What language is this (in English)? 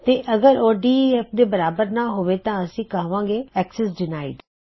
Punjabi